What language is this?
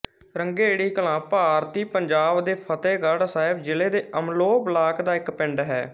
Punjabi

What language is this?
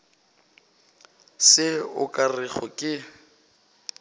Northern Sotho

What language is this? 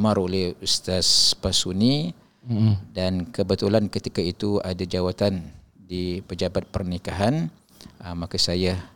Malay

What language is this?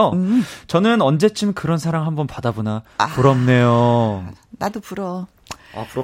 Korean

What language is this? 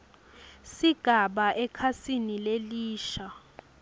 Swati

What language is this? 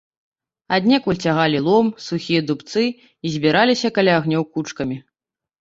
Belarusian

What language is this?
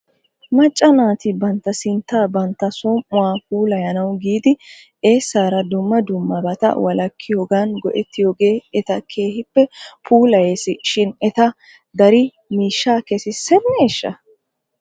Wolaytta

